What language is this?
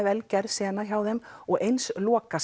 Icelandic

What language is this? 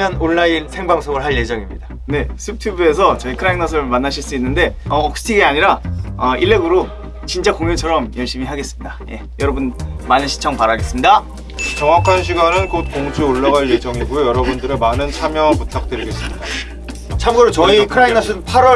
Korean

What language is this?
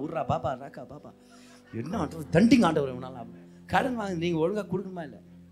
Tamil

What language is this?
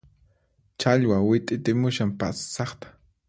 Puno Quechua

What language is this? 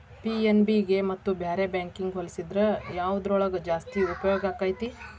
Kannada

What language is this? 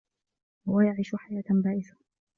Arabic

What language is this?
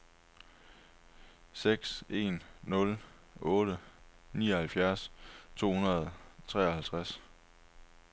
Danish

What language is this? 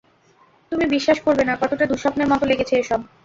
Bangla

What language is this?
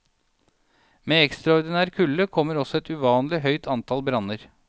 Norwegian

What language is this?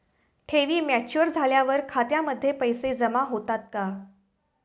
Marathi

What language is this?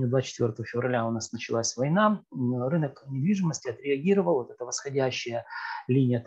Russian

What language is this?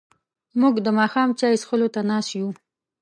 Pashto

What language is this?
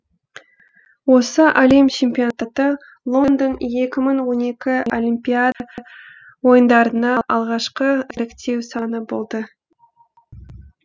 Kazakh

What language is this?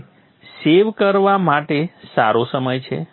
Gujarati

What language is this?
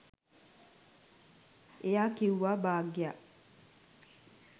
Sinhala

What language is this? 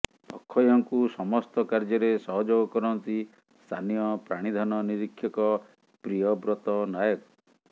Odia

